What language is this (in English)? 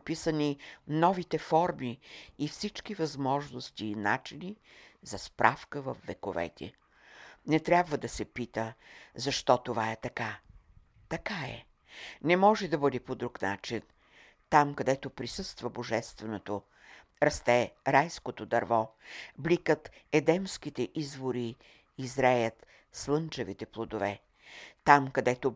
Bulgarian